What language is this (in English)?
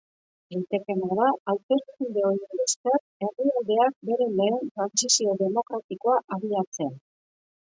Basque